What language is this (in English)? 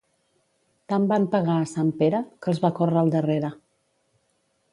Catalan